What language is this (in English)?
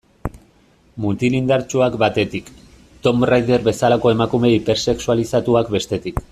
Basque